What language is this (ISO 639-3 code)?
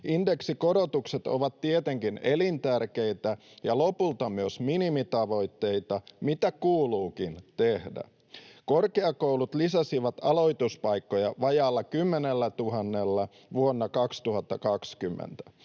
fin